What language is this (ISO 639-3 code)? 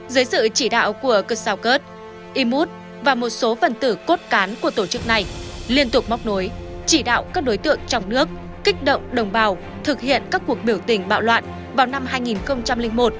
vie